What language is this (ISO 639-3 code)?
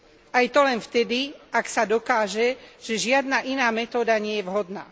slk